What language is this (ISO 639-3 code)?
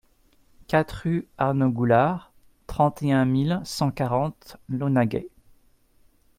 fra